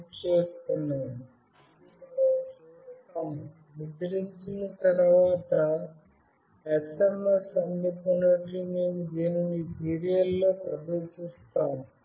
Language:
Telugu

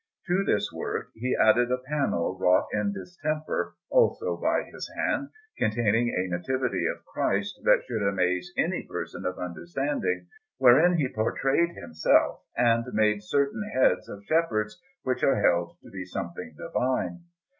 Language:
English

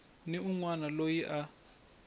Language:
Tsonga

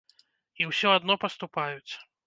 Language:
Belarusian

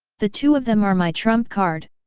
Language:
English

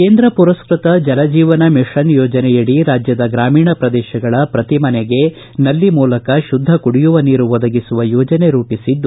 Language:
Kannada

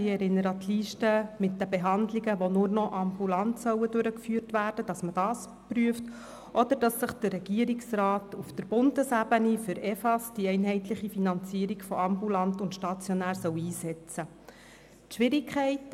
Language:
Swiss German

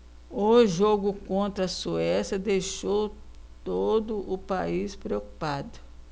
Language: Portuguese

